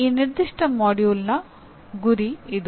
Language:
Kannada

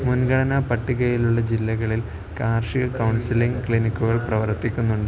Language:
Malayalam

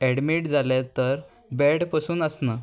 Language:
Konkani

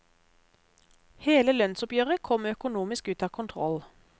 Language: Norwegian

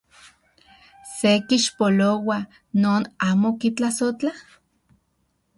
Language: Central Puebla Nahuatl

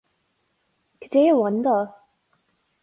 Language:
Irish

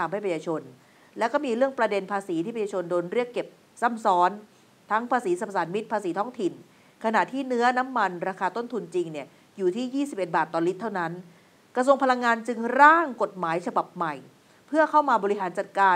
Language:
Thai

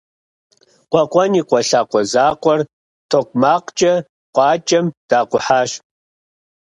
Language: Kabardian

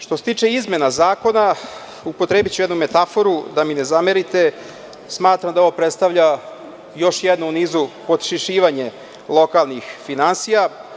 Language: Serbian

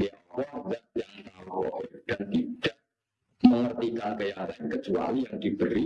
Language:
Indonesian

